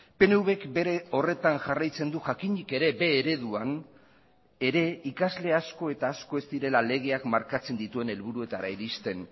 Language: Basque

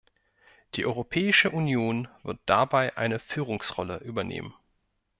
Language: German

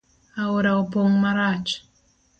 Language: Luo (Kenya and Tanzania)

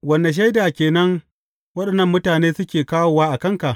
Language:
Hausa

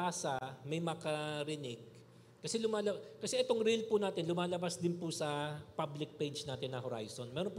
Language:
Filipino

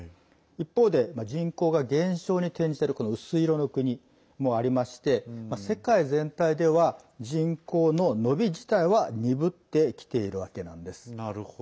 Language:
Japanese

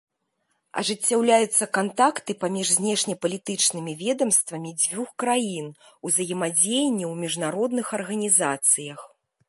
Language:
Belarusian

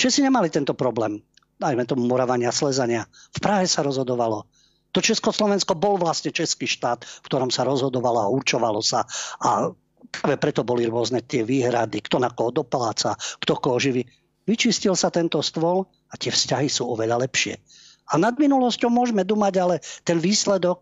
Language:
Slovak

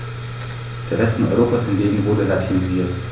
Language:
German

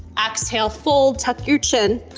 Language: English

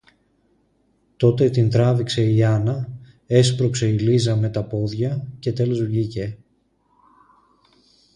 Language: Greek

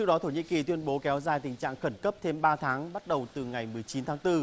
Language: Vietnamese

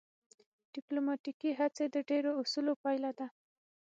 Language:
Pashto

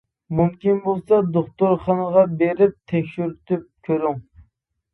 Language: Uyghur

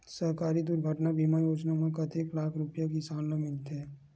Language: Chhattisgarhi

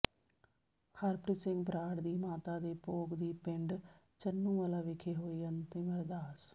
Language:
Punjabi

